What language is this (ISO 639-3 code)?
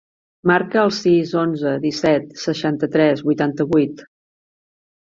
cat